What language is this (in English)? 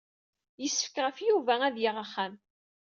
Kabyle